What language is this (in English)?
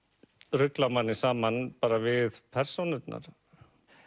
Icelandic